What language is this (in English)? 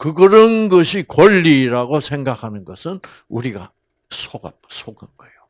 Korean